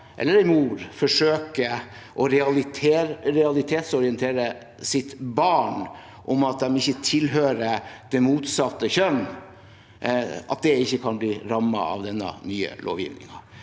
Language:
Norwegian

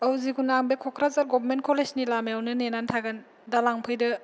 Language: Bodo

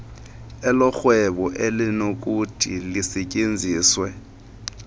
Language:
Xhosa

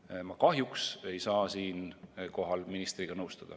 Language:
Estonian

